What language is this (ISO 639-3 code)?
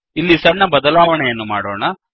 kan